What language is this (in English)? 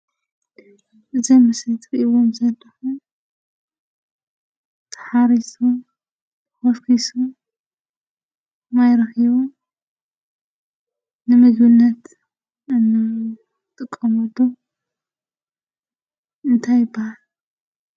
Tigrinya